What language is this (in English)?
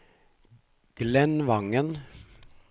Norwegian